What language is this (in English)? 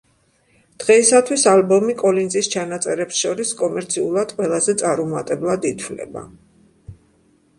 Georgian